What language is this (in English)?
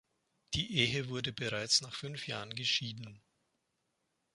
German